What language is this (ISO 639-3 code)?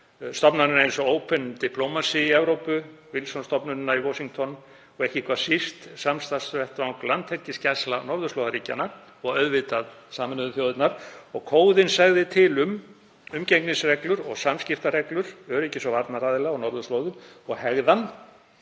isl